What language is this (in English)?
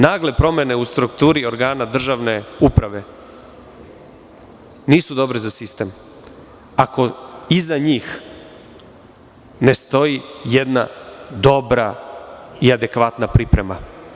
Serbian